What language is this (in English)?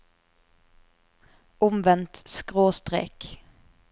Norwegian